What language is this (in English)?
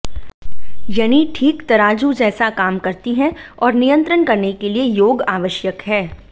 Hindi